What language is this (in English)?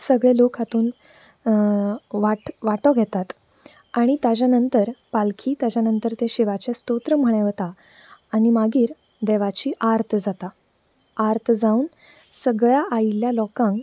Konkani